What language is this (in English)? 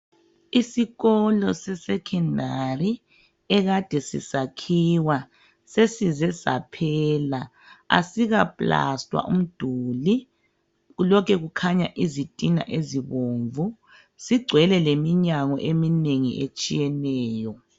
North Ndebele